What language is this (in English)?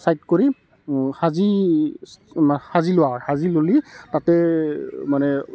Assamese